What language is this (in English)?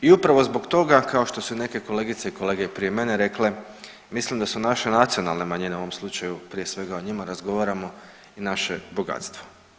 Croatian